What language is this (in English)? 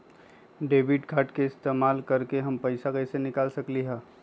Magahi